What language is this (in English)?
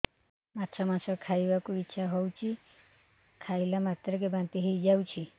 Odia